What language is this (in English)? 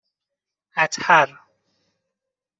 Persian